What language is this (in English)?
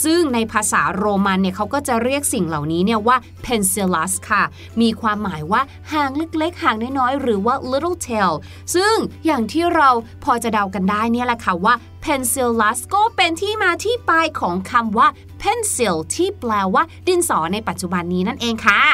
Thai